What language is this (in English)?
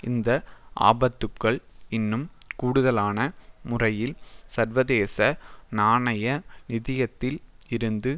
Tamil